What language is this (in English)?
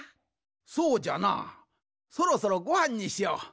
Japanese